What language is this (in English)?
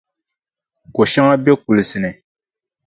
Dagbani